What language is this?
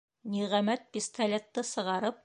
Bashkir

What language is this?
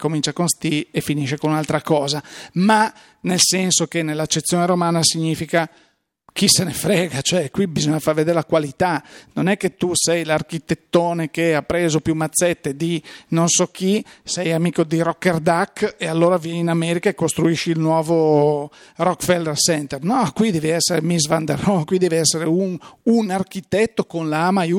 Italian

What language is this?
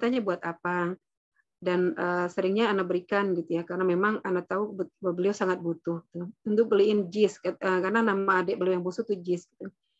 Indonesian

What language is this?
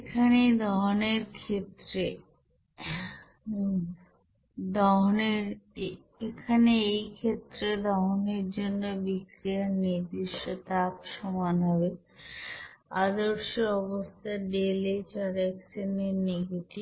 Bangla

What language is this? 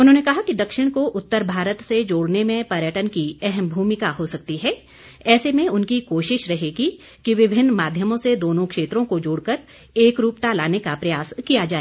Hindi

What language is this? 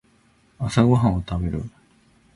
Japanese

